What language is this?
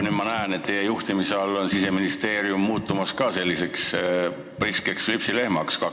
Estonian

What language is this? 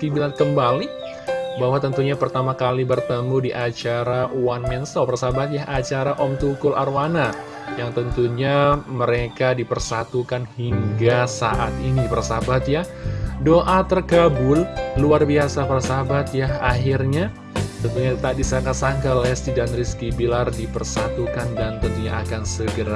Indonesian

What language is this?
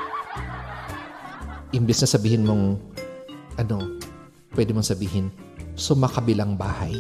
Filipino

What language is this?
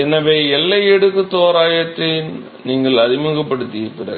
Tamil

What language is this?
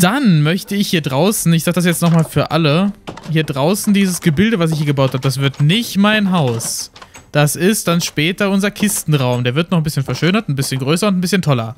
German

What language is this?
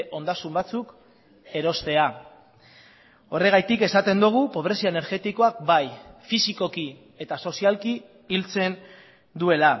Basque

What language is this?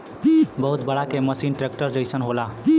Bhojpuri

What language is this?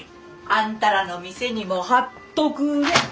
Japanese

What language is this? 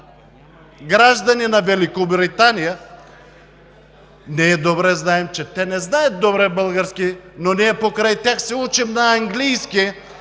Bulgarian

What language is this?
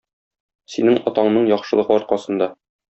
Tatar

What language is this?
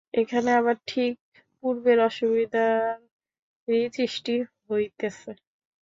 Bangla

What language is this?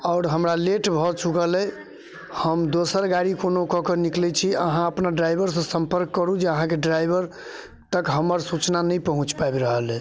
Maithili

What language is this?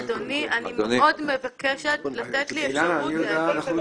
Hebrew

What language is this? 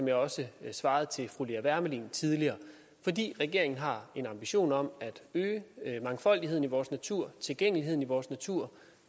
Danish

